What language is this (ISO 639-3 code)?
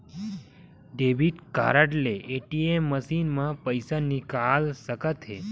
hne